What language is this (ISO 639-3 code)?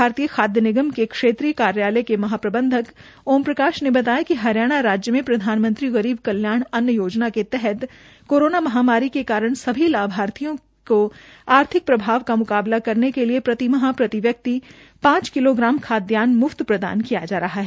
hin